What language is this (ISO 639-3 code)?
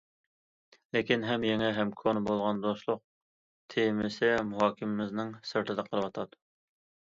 uig